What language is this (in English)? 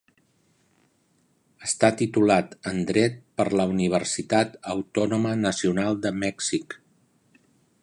Catalan